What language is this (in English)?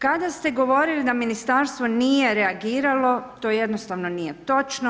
Croatian